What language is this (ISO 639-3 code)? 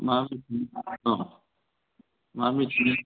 brx